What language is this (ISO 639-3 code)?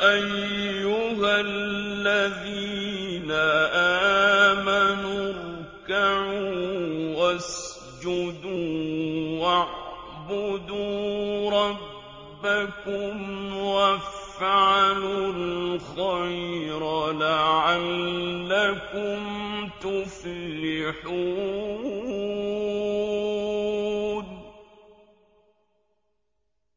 ara